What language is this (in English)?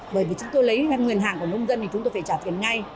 Vietnamese